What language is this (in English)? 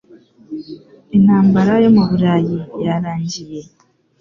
Kinyarwanda